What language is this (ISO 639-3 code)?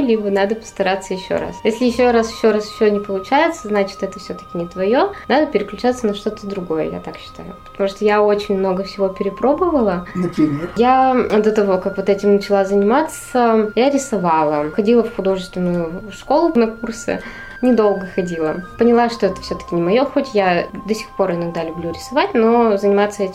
rus